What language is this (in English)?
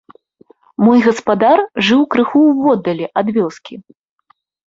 Belarusian